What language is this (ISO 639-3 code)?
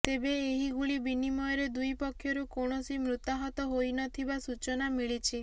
ori